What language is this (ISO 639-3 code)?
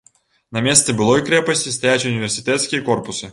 bel